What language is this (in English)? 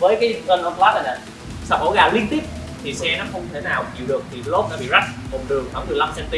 Vietnamese